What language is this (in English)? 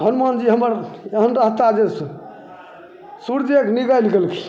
Maithili